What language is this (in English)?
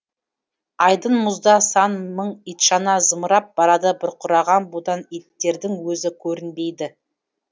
Kazakh